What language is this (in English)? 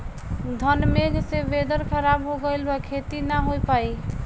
Bhojpuri